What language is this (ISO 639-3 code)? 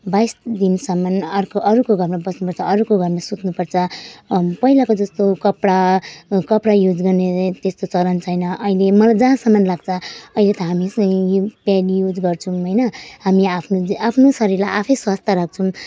nep